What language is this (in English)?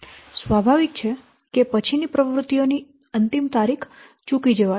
Gujarati